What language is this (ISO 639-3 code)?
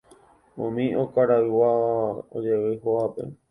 grn